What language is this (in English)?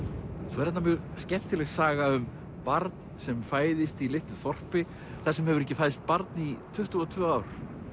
Icelandic